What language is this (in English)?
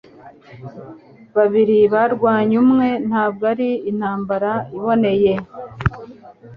Kinyarwanda